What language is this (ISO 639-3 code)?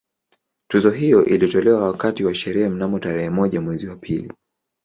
swa